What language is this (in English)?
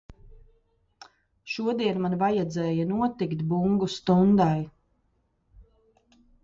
Latvian